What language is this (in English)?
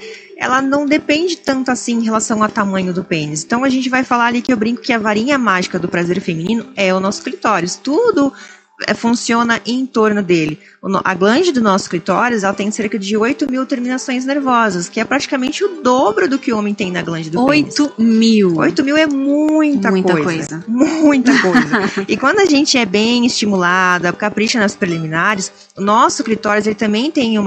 Portuguese